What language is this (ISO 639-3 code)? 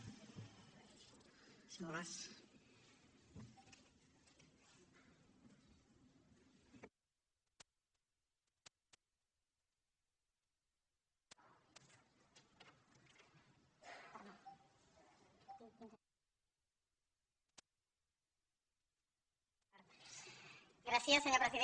cat